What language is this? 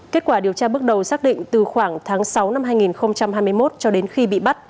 Vietnamese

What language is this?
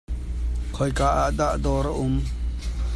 Hakha Chin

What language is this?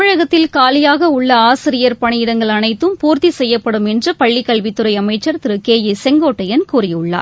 Tamil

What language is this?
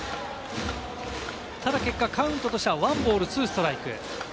Japanese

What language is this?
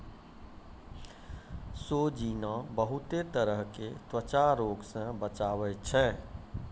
Maithili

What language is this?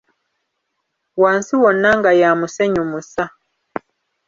Ganda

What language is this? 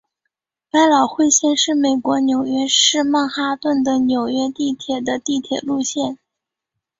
Chinese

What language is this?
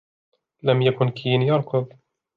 Arabic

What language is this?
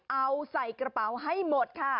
Thai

